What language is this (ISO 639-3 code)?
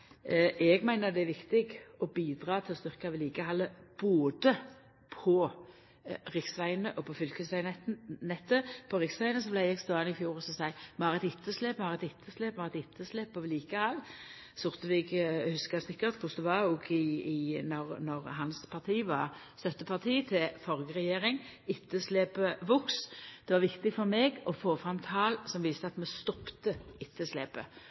nno